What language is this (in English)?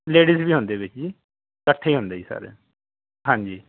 Punjabi